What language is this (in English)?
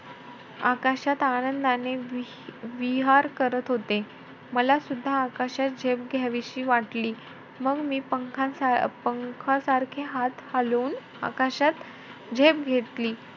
Marathi